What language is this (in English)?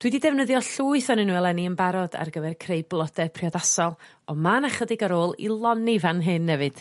Welsh